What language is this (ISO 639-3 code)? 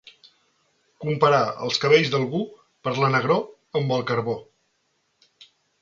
cat